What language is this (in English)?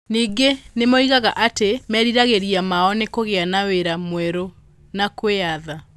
Kikuyu